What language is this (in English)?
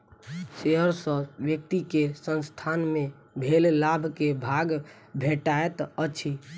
Maithili